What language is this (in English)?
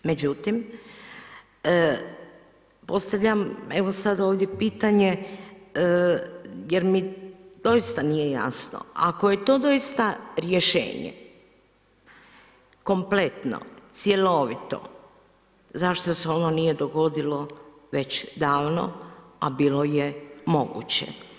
Croatian